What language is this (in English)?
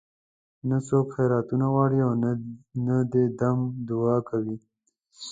Pashto